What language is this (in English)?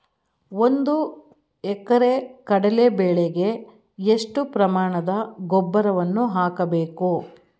Kannada